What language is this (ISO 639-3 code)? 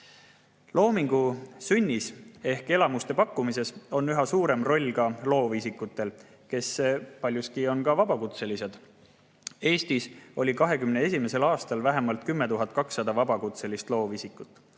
est